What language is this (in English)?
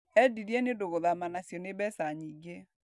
Kikuyu